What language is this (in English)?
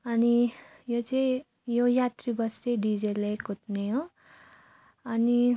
Nepali